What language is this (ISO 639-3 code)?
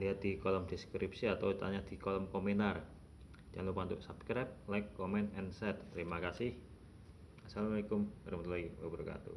ind